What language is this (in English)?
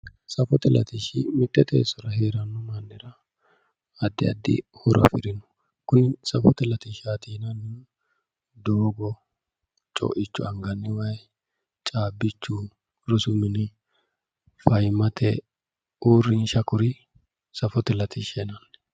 Sidamo